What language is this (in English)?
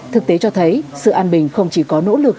Vietnamese